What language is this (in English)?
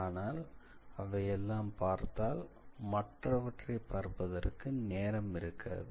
Tamil